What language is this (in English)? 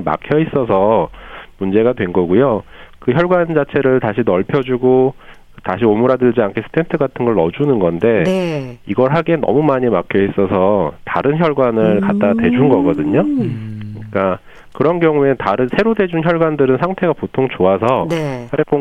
Korean